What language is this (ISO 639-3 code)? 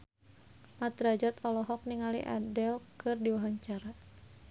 sun